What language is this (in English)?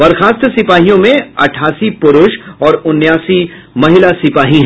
Hindi